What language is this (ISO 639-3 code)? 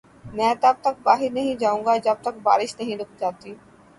urd